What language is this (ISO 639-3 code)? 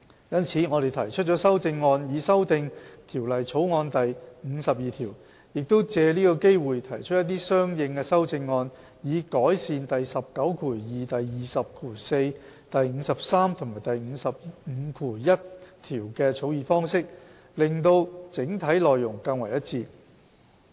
yue